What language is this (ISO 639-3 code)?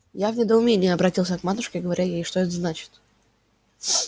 rus